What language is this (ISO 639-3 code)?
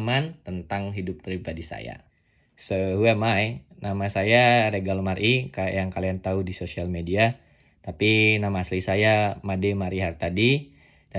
ind